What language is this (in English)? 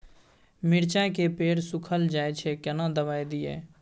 Maithili